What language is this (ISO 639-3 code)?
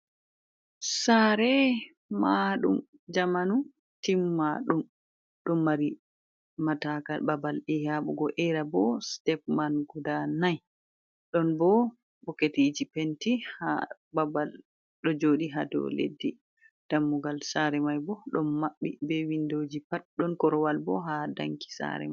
ful